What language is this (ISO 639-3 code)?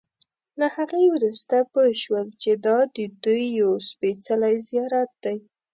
pus